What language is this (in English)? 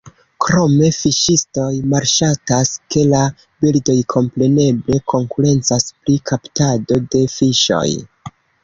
Esperanto